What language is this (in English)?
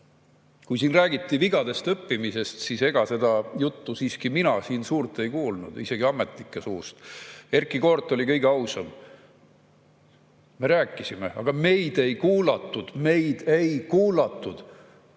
Estonian